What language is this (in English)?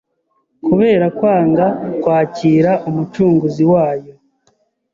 Kinyarwanda